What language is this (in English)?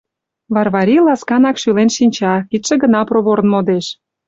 Mari